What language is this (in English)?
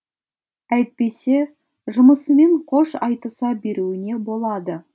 Kazakh